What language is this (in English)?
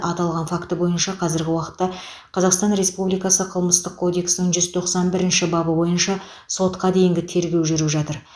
Kazakh